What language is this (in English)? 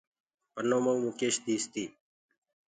Gurgula